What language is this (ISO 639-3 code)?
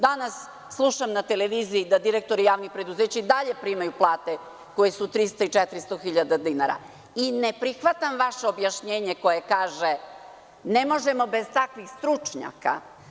srp